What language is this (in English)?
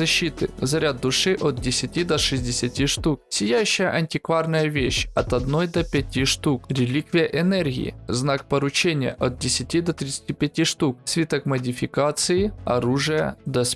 Russian